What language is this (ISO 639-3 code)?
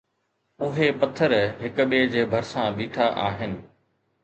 snd